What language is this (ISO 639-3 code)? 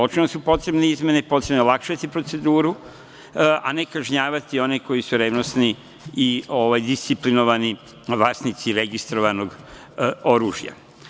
srp